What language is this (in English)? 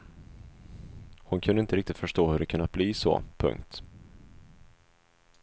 Swedish